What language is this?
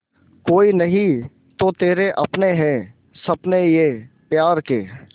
Hindi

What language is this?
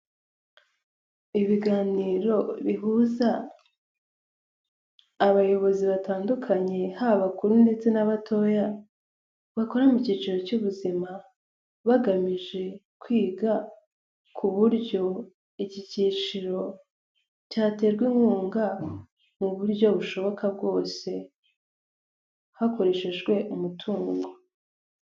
Kinyarwanda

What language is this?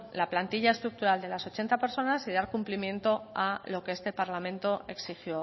Spanish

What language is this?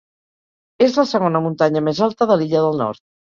Catalan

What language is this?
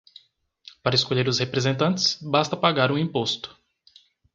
Portuguese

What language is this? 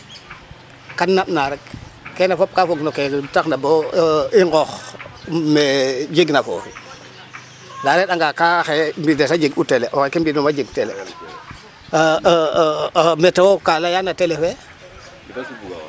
Serer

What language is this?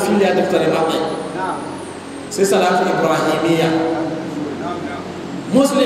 Indonesian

